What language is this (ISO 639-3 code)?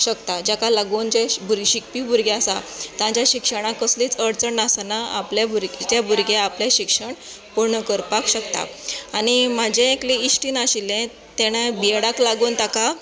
kok